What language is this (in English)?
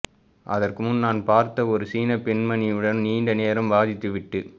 Tamil